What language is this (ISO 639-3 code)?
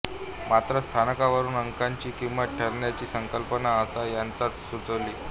mar